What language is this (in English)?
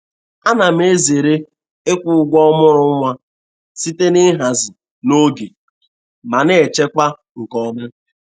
Igbo